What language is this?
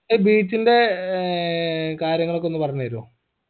Malayalam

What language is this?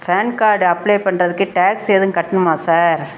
Tamil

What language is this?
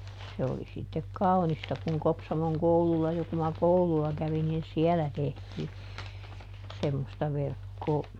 Finnish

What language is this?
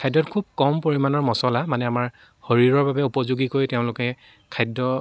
Assamese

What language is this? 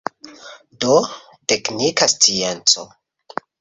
Esperanto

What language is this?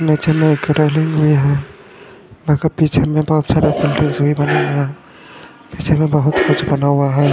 Hindi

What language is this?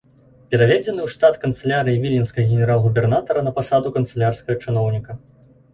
Belarusian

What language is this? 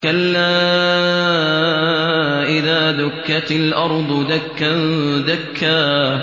Arabic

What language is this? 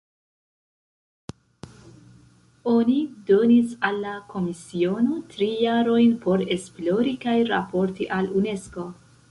Esperanto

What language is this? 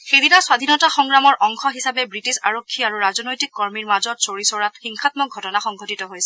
Assamese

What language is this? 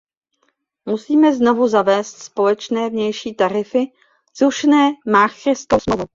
Czech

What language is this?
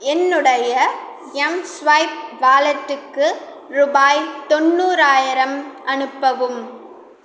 Tamil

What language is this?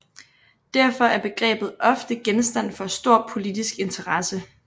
Danish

